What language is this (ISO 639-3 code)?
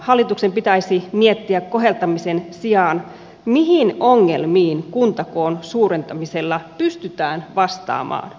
fin